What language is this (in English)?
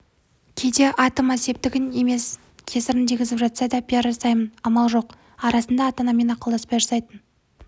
Kazakh